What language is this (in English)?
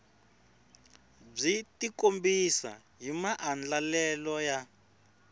Tsonga